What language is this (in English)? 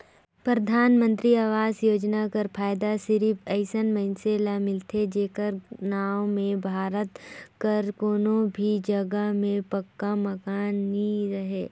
Chhattisgarhi